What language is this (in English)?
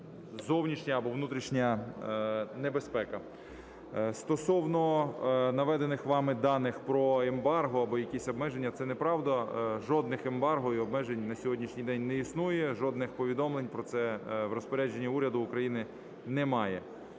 Ukrainian